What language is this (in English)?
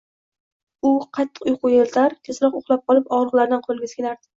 Uzbek